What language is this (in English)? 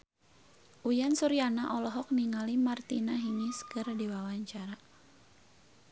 Sundanese